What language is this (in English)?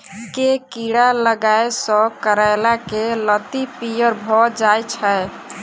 Maithili